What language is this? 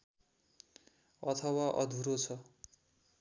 Nepali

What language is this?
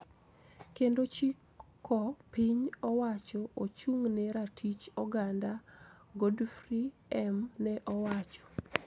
Luo (Kenya and Tanzania)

